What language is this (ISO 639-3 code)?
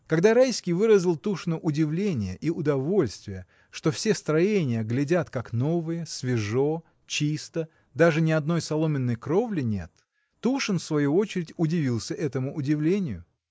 rus